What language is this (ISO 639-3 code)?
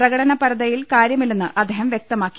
mal